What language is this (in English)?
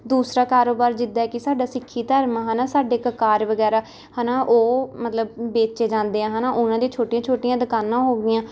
Punjabi